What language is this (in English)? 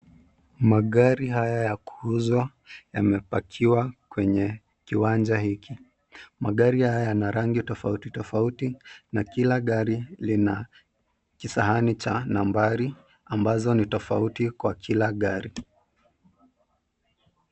Swahili